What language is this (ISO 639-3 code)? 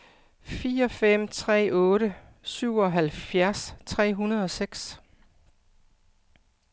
dan